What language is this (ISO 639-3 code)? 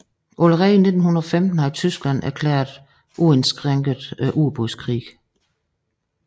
dan